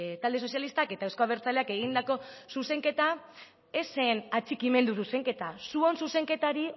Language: Basque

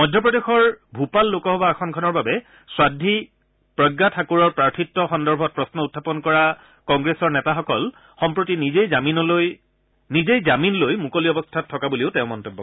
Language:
Assamese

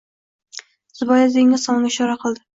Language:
Uzbek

